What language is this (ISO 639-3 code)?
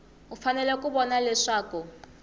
tso